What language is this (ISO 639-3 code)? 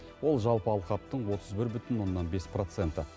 kaz